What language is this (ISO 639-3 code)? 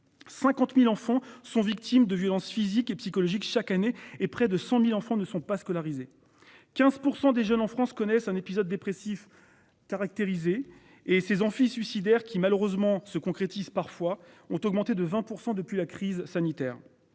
fra